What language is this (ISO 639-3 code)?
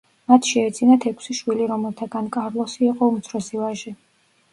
kat